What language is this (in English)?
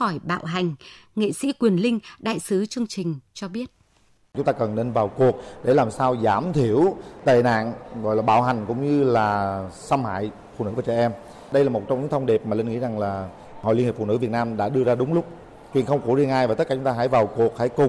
Vietnamese